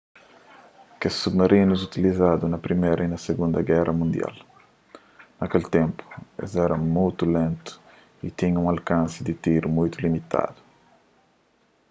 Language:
Kabuverdianu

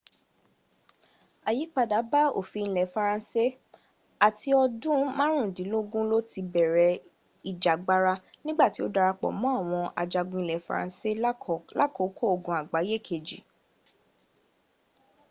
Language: Yoruba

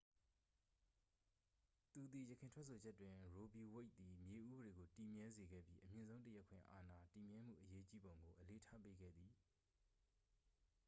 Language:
Burmese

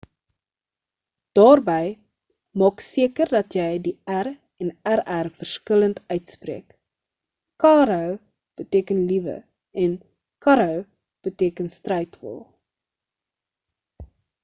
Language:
Afrikaans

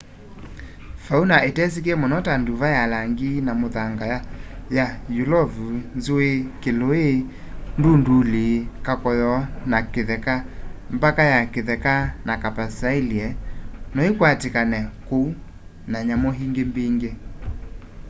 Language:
Kamba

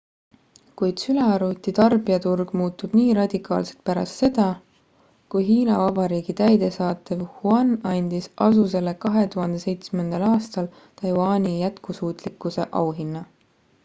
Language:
Estonian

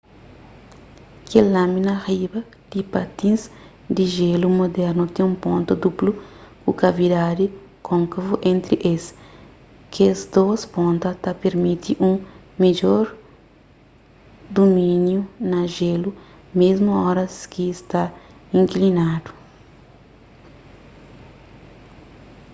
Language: Kabuverdianu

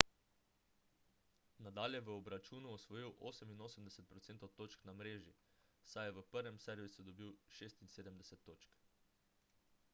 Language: Slovenian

